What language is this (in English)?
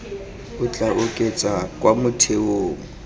Tswana